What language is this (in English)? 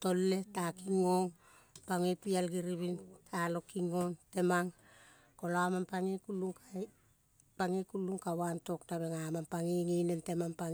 Kol (Papua New Guinea)